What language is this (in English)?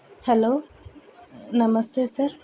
Telugu